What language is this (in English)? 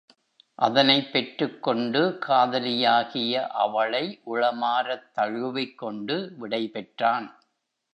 Tamil